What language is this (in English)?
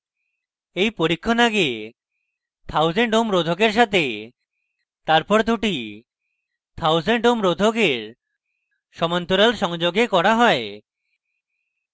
Bangla